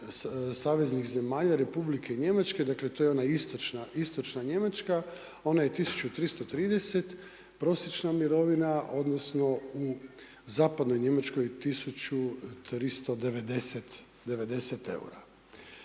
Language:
Croatian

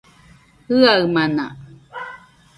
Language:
Nüpode Huitoto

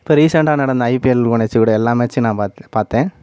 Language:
Tamil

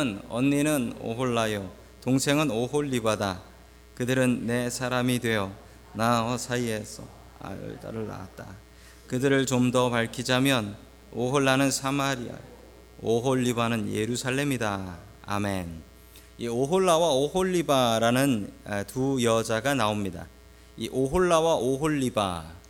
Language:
Korean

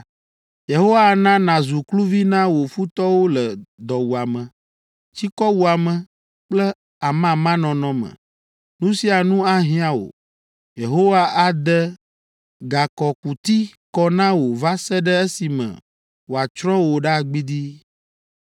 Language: Ewe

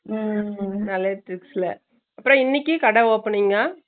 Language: Tamil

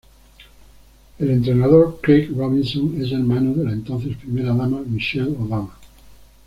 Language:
Spanish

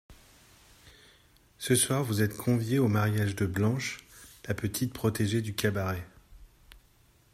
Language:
French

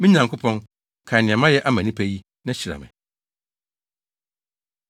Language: Akan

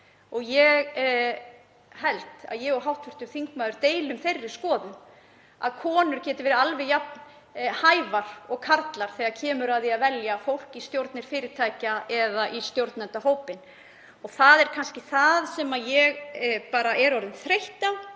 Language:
Icelandic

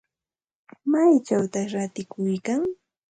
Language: Santa Ana de Tusi Pasco Quechua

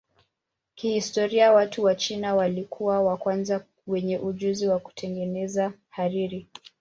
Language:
Swahili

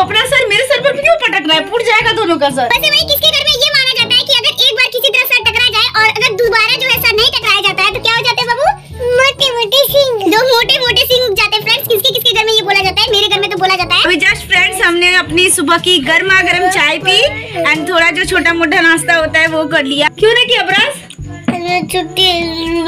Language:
Hindi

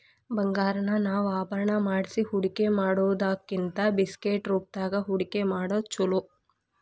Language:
Kannada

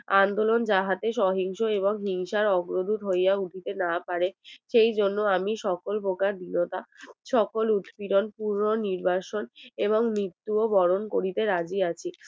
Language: Bangla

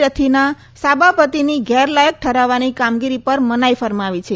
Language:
Gujarati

